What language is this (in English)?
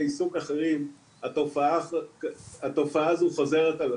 Hebrew